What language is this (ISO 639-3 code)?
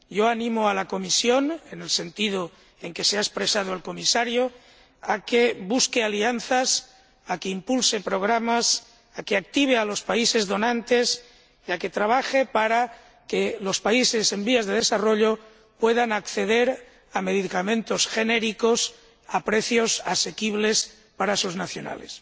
spa